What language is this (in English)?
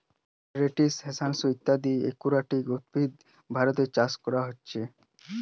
Bangla